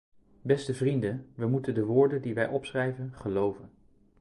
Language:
Dutch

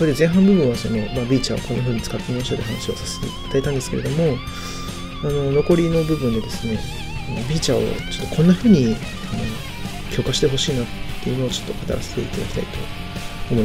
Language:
Japanese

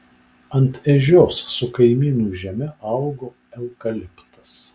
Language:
Lithuanian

